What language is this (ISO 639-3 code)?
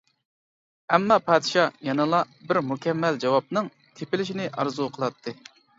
uig